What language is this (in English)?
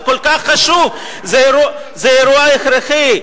Hebrew